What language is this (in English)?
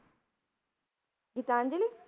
Punjabi